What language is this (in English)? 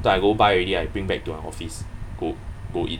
English